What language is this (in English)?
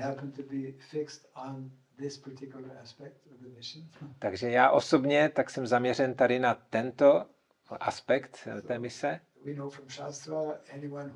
Czech